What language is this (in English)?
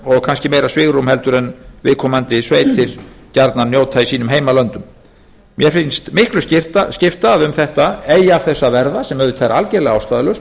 Icelandic